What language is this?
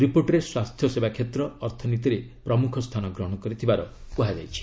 Odia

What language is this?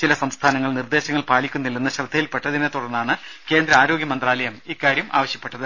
Malayalam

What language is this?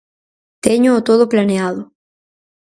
Galician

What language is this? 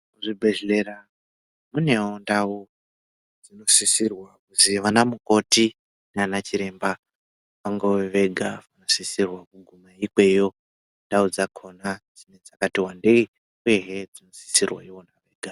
Ndau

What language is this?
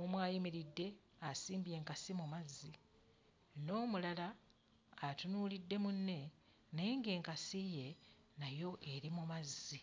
Ganda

